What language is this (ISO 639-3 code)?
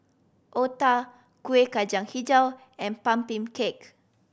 eng